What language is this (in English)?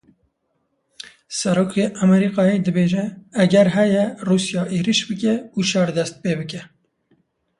Kurdish